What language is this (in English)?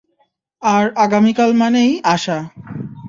Bangla